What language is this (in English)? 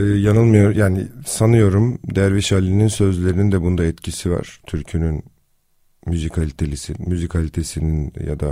Turkish